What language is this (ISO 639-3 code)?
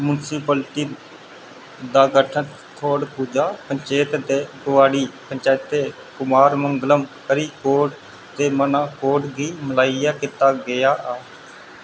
doi